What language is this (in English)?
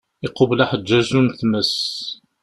Kabyle